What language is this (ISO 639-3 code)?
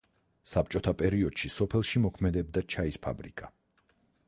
kat